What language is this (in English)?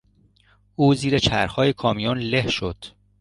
Persian